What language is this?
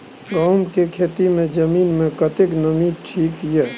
Maithili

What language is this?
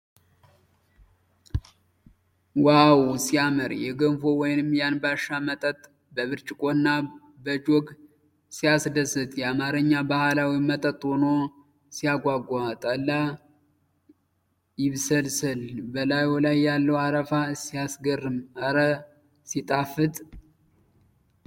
Amharic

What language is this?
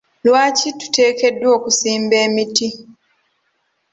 Ganda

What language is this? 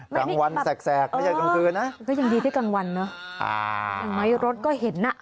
Thai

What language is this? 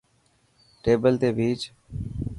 Dhatki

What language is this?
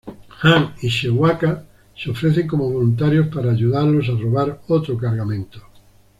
Spanish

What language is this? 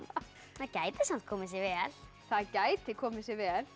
Icelandic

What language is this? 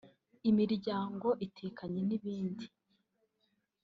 Kinyarwanda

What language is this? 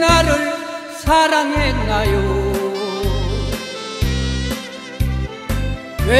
Korean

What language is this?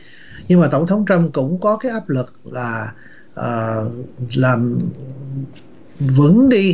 Vietnamese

